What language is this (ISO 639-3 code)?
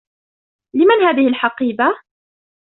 ara